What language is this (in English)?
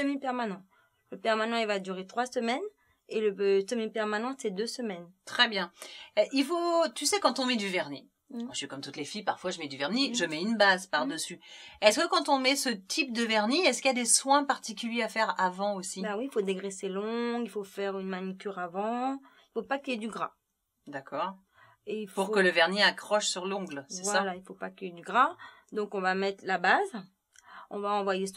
French